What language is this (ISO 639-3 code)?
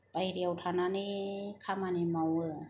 brx